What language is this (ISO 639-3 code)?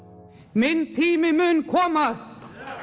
isl